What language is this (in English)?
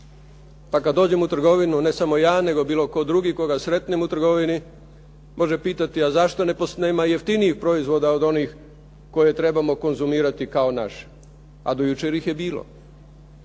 Croatian